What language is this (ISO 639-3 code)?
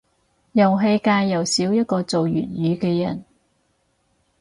yue